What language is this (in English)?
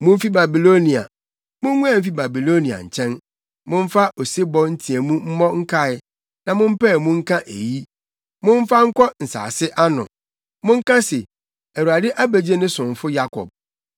Akan